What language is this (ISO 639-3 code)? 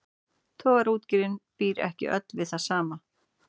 isl